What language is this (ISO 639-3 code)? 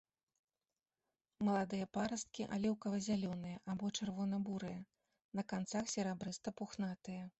bel